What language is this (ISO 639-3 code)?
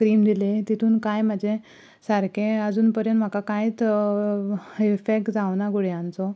kok